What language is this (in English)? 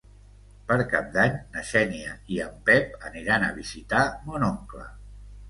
Catalan